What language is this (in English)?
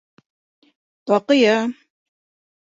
Bashkir